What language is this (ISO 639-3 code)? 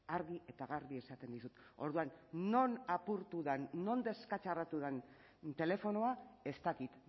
eus